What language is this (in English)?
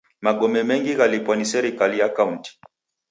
Taita